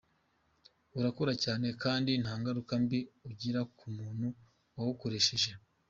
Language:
Kinyarwanda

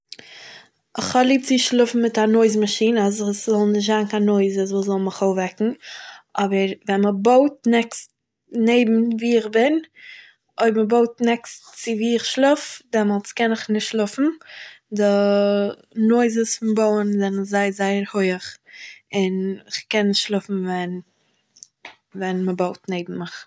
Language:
Yiddish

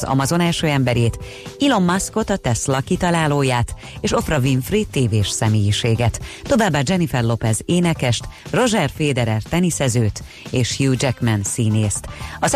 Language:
Hungarian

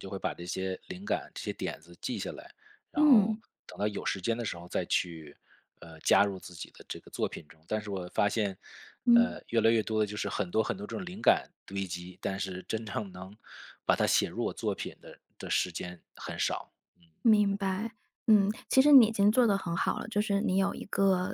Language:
Chinese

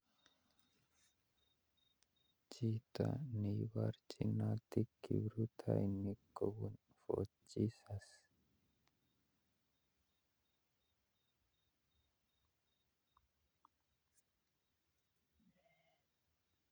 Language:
Kalenjin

